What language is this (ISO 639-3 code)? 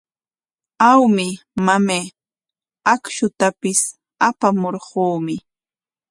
qwa